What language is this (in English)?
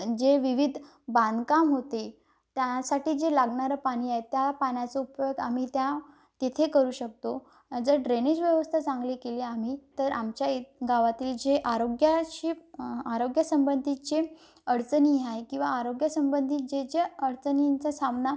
Marathi